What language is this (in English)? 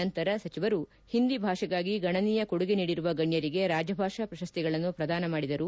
Kannada